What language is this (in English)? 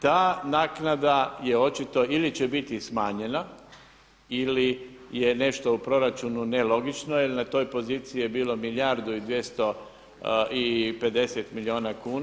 Croatian